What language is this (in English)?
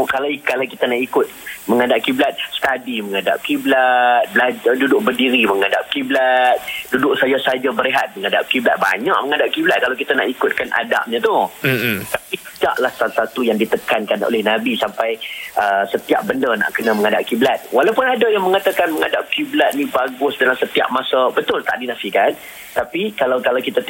Malay